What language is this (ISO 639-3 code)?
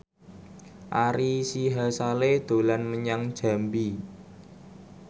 jav